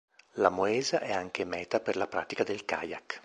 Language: Italian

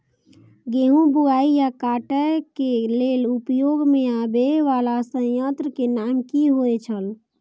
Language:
Maithili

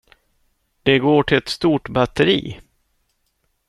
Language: Swedish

